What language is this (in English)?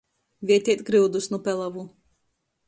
Latgalian